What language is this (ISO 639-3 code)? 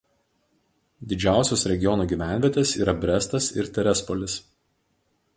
lit